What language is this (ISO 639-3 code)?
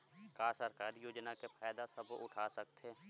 hne